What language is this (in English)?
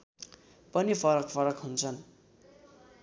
Nepali